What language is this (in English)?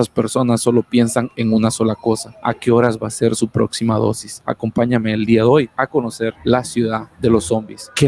Spanish